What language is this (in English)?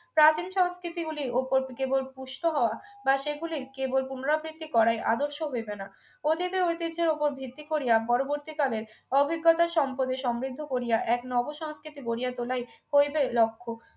Bangla